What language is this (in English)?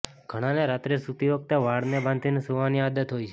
Gujarati